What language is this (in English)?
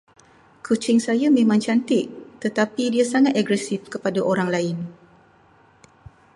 Malay